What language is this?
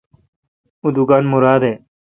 Kalkoti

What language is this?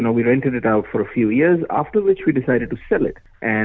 Indonesian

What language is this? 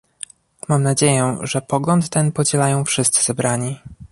Polish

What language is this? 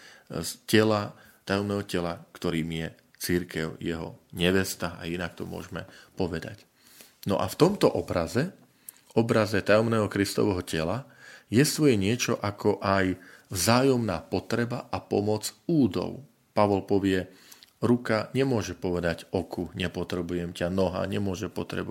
Slovak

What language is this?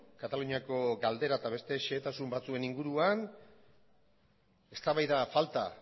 Basque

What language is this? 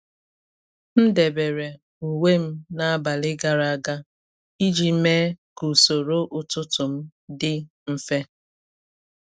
Igbo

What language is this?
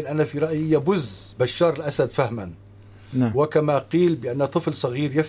Arabic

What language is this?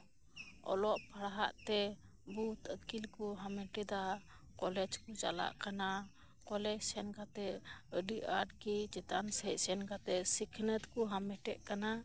Santali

